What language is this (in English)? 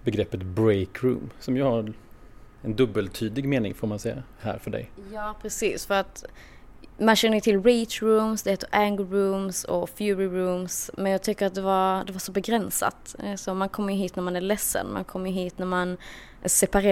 Swedish